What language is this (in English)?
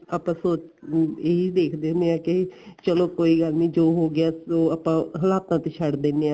Punjabi